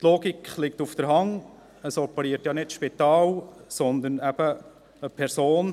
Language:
Swiss German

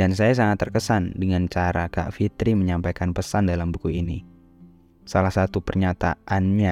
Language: Indonesian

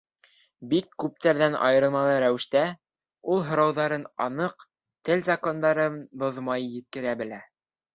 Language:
Bashkir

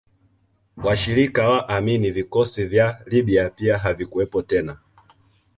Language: Swahili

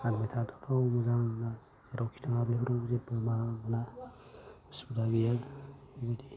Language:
Bodo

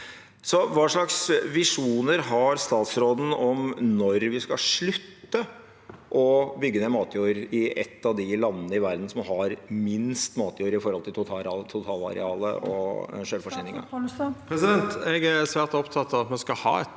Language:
Norwegian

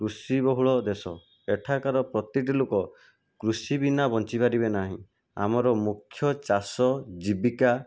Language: Odia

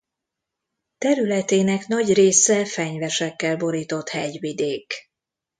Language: Hungarian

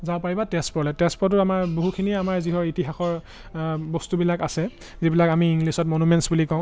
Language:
Assamese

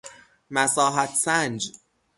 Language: Persian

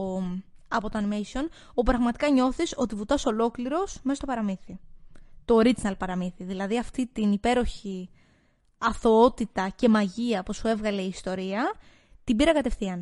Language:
Greek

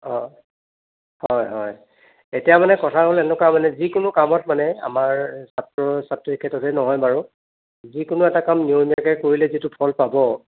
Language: Assamese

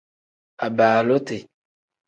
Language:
Tem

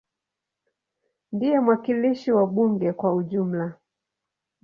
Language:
Swahili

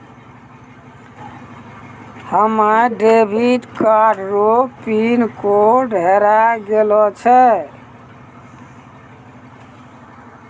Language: Maithili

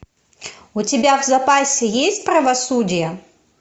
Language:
Russian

